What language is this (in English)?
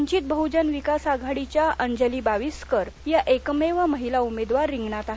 Marathi